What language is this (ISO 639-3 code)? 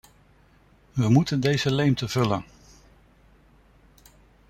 nld